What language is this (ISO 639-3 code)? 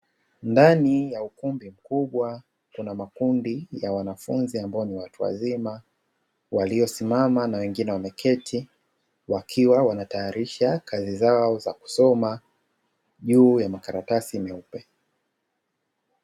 swa